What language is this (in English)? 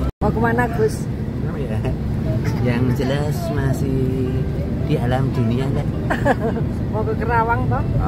Indonesian